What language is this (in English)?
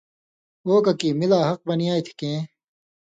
Indus Kohistani